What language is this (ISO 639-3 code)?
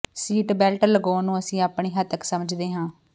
pan